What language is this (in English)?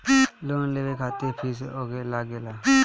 Bhojpuri